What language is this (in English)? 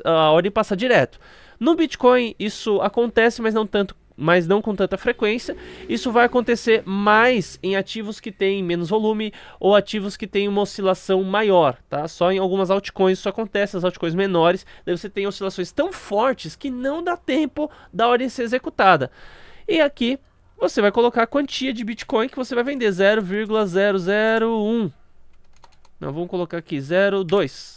Portuguese